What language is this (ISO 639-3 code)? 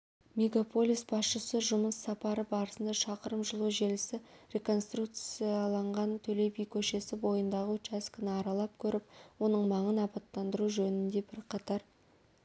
kaz